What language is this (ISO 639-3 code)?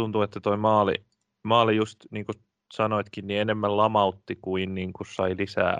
fin